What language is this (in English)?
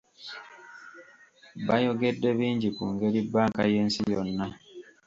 Ganda